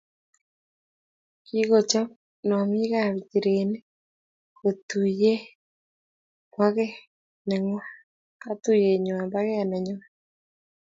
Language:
Kalenjin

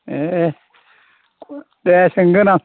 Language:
Bodo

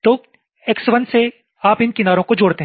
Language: Hindi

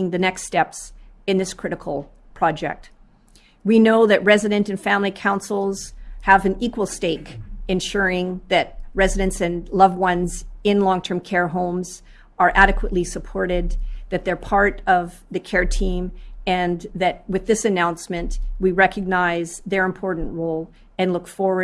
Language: English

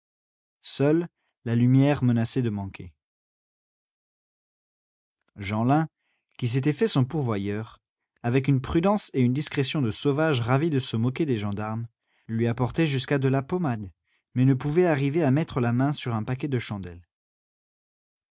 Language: French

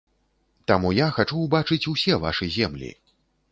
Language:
Belarusian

